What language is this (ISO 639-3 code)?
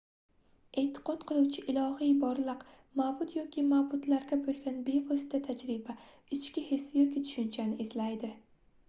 uzb